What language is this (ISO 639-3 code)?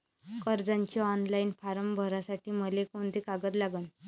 mar